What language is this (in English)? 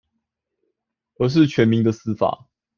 Chinese